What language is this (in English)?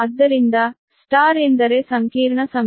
Kannada